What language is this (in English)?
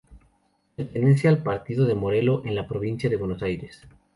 Spanish